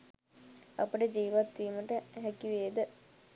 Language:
Sinhala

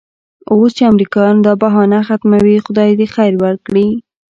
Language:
Pashto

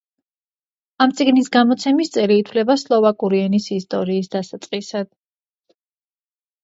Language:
Georgian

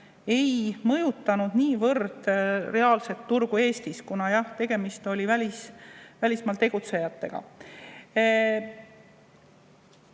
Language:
Estonian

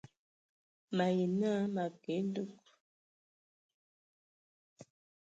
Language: Ewondo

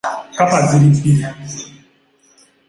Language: Ganda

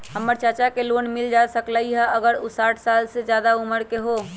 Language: Magahi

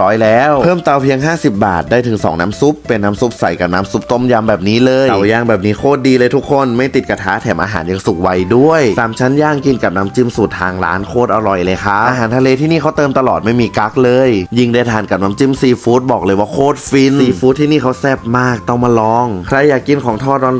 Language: Thai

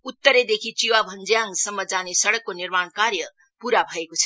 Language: Nepali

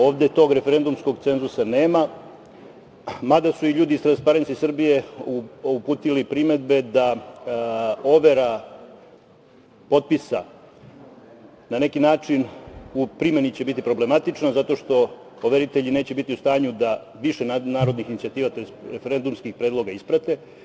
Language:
Serbian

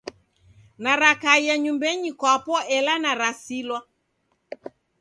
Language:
Taita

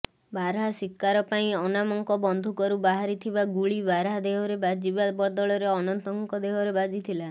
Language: Odia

